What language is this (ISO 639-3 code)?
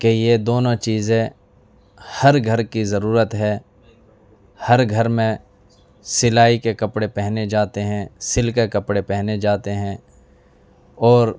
urd